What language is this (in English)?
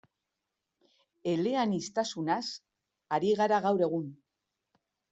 Basque